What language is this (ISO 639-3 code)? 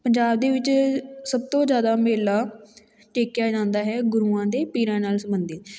pan